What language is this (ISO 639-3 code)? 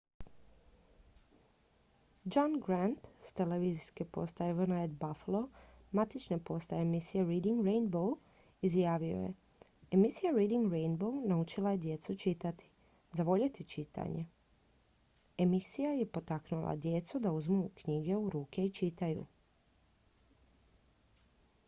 hrv